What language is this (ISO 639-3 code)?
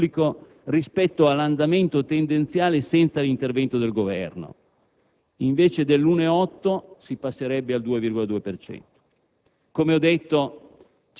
ita